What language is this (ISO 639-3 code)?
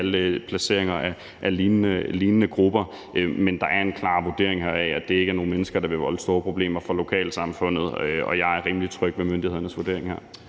dan